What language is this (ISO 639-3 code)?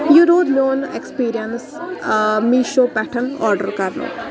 kas